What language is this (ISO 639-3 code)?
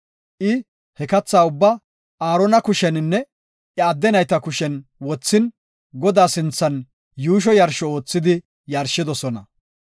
gof